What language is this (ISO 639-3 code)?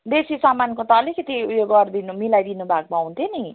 nep